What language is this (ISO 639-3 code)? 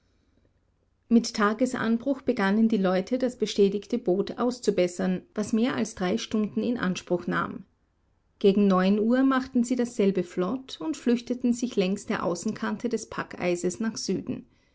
deu